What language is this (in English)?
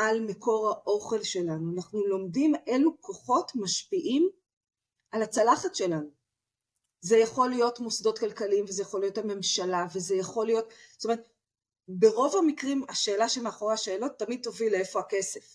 Hebrew